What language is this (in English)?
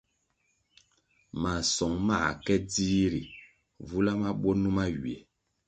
Kwasio